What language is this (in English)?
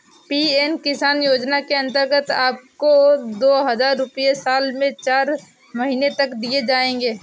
Hindi